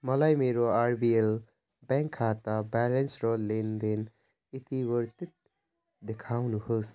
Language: Nepali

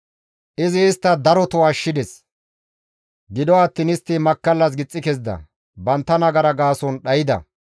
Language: Gamo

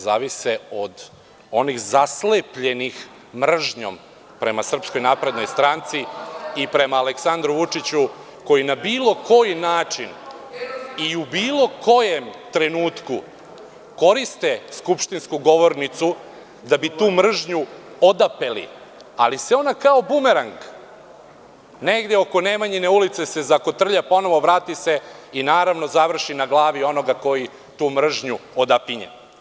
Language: Serbian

